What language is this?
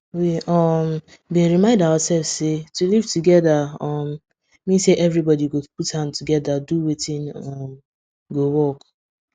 Nigerian Pidgin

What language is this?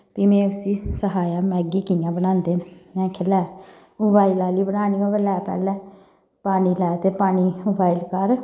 Dogri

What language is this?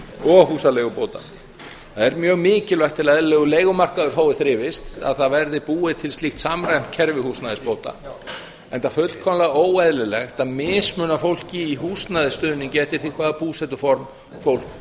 Icelandic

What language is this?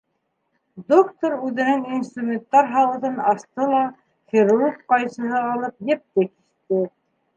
Bashkir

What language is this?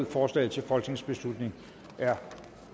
Danish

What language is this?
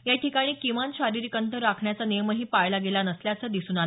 Marathi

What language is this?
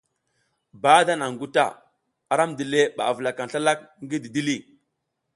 South Giziga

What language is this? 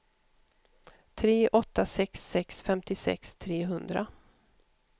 Swedish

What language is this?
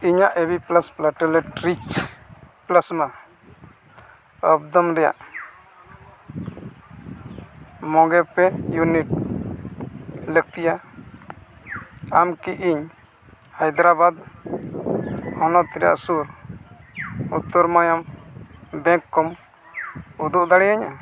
Santali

